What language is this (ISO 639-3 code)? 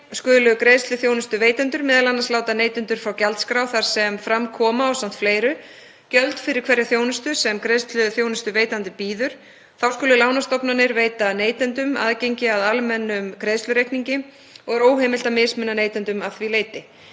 isl